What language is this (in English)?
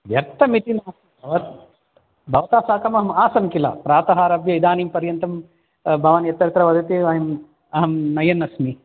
Sanskrit